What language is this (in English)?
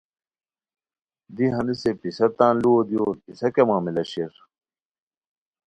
Khowar